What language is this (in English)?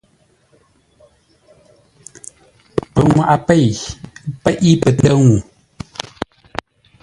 Ngombale